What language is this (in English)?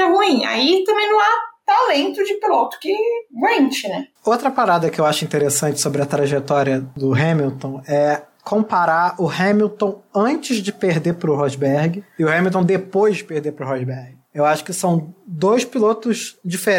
Portuguese